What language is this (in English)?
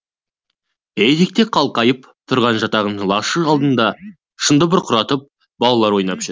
Kazakh